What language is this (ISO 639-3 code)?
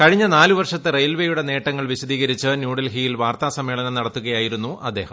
mal